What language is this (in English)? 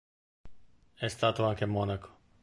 Italian